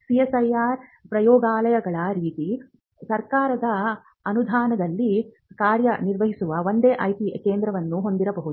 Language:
Kannada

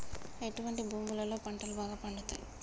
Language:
Telugu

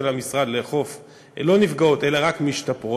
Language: Hebrew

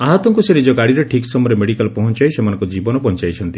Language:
Odia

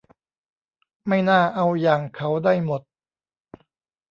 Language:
Thai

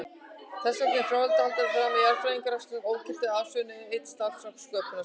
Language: Icelandic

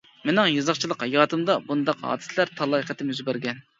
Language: Uyghur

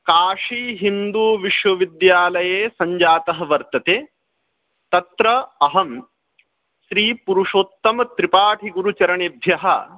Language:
Sanskrit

